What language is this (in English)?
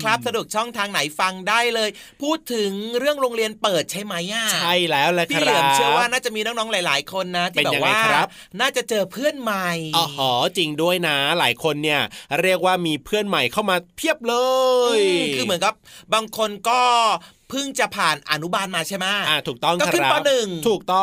Thai